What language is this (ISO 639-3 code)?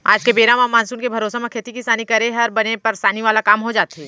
hne